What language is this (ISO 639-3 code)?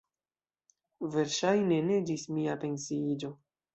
epo